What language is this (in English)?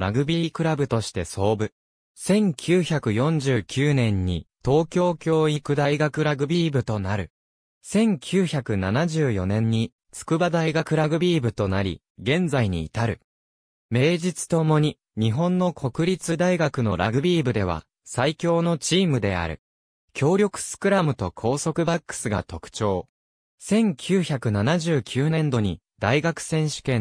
Japanese